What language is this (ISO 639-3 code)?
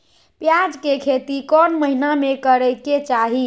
mag